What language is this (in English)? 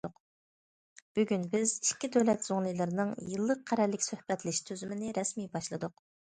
Uyghur